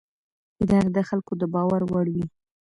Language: Pashto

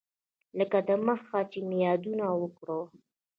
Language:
Pashto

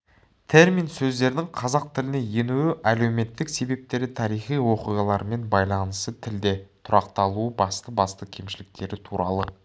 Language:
Kazakh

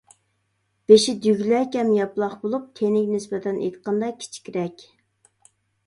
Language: Uyghur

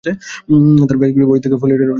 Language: Bangla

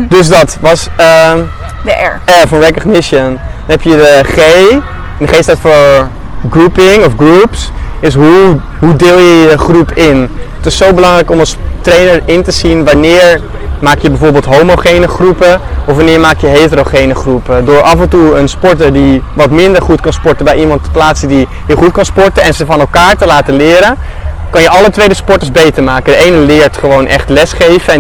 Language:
Dutch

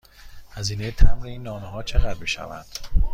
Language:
Persian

